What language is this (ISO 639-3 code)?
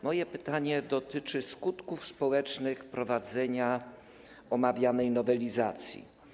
pol